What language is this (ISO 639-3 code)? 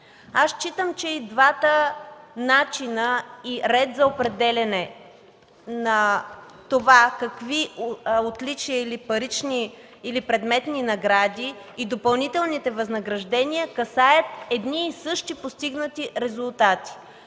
bul